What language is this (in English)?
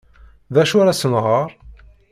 Kabyle